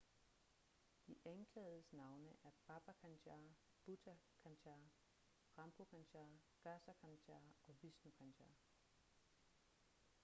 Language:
Danish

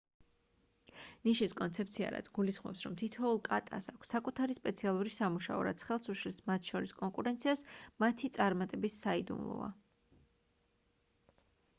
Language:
Georgian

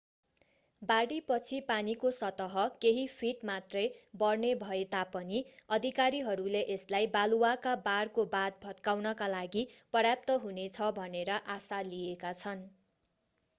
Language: Nepali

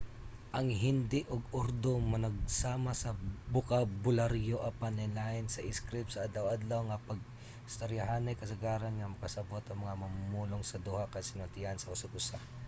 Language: Cebuano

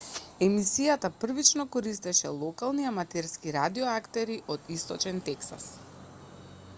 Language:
Macedonian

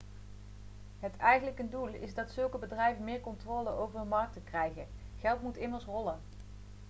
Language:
Dutch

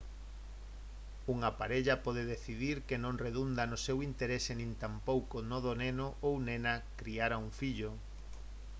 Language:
Galician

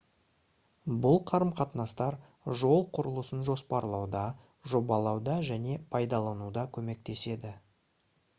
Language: Kazakh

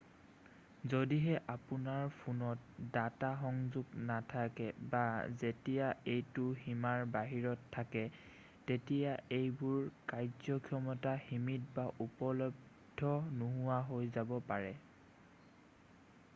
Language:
Assamese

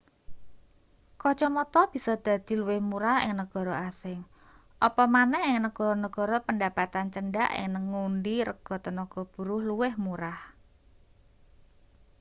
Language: Javanese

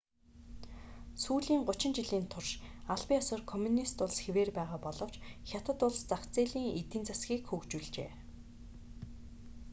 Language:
Mongolian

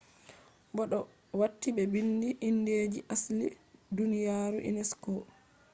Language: Fula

